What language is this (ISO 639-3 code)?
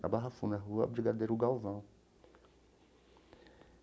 por